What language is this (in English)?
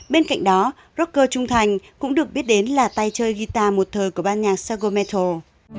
Vietnamese